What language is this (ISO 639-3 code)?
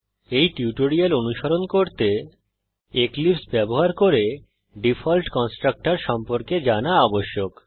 ben